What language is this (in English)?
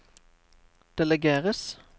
Norwegian